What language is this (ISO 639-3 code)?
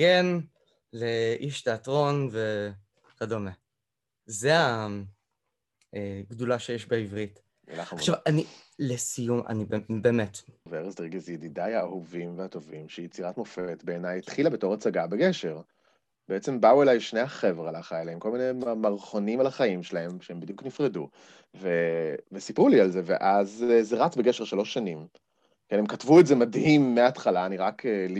heb